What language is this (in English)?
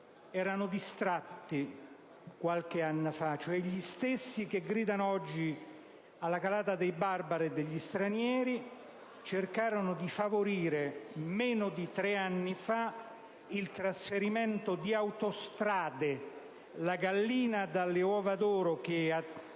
Italian